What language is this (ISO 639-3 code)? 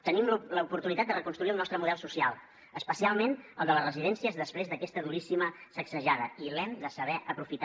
cat